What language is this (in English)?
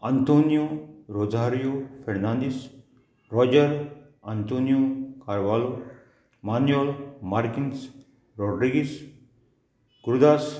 Konkani